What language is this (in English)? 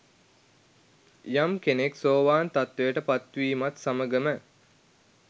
Sinhala